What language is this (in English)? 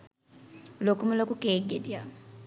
Sinhala